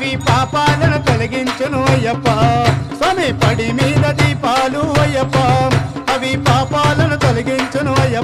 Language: Arabic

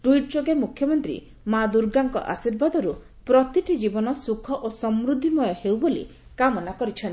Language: Odia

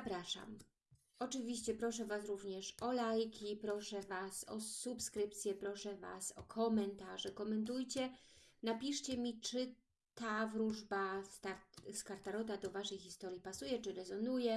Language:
Polish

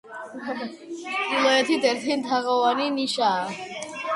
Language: Georgian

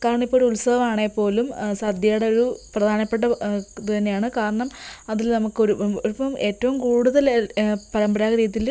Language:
Malayalam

